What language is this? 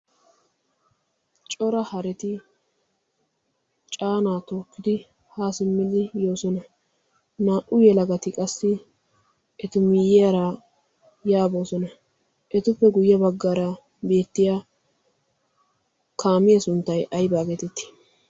Wolaytta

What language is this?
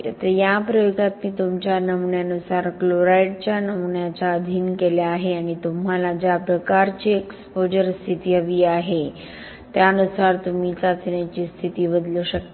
Marathi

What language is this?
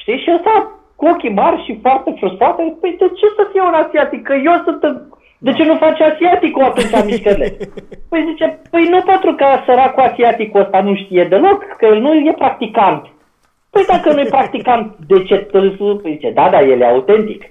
Romanian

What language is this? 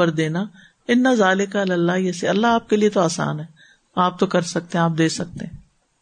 Urdu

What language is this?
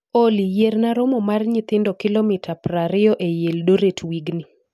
Luo (Kenya and Tanzania)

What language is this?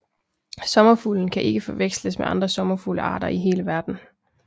Danish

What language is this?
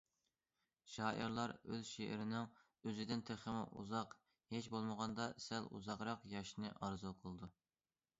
Uyghur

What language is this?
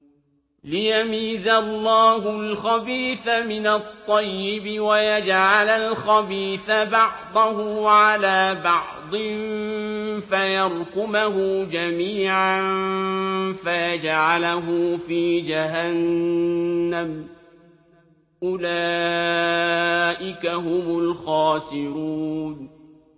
Arabic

